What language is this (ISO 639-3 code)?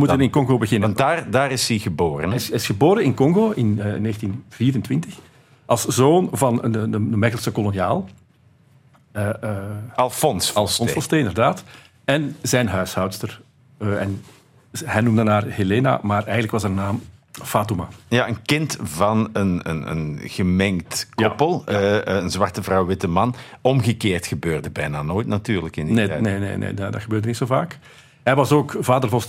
nld